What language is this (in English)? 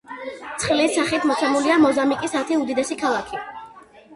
Georgian